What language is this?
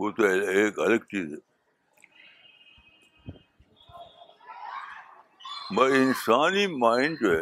Urdu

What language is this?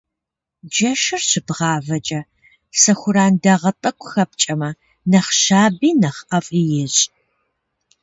Kabardian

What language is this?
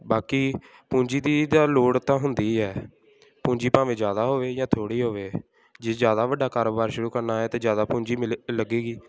Punjabi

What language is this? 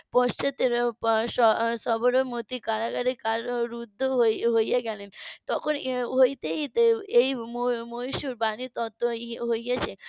Bangla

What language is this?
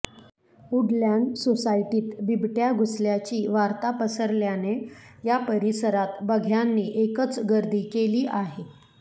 Marathi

